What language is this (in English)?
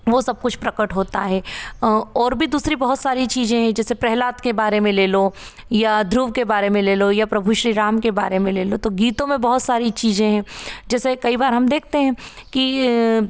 Hindi